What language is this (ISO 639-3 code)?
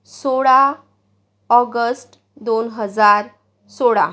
mar